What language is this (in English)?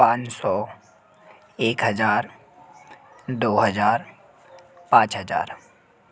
Hindi